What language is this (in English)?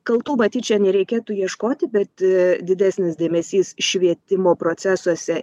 Lithuanian